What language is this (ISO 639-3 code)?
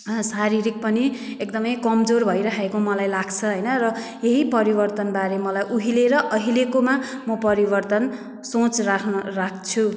nep